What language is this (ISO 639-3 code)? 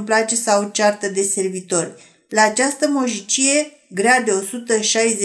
ron